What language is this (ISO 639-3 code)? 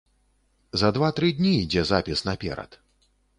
bel